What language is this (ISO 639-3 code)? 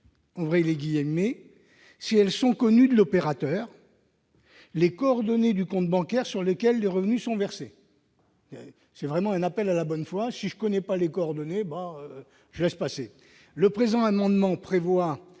fra